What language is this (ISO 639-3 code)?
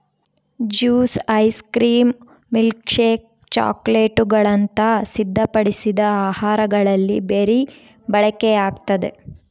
kan